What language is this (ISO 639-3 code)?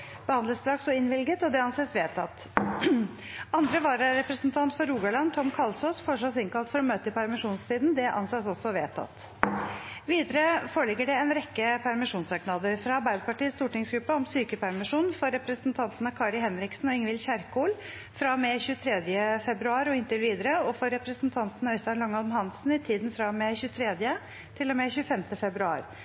nob